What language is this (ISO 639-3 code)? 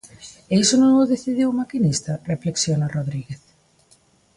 glg